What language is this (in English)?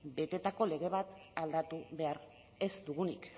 Basque